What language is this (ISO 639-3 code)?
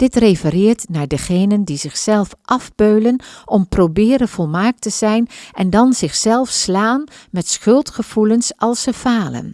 nld